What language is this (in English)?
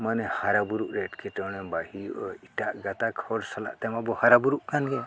Santali